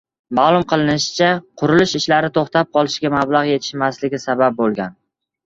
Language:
Uzbek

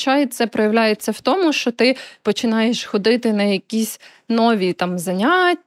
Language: Ukrainian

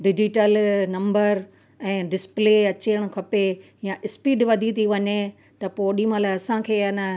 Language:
Sindhi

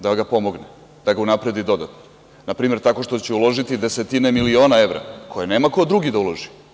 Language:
Serbian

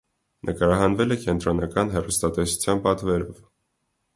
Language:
Armenian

